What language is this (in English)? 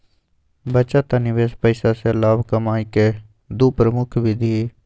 Magahi